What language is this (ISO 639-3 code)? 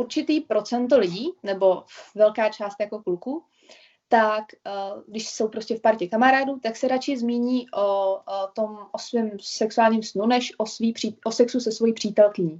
ces